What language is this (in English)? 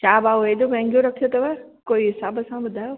Sindhi